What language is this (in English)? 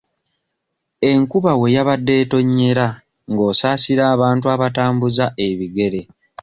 Ganda